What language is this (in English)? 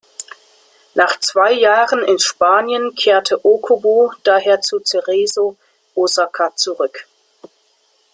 German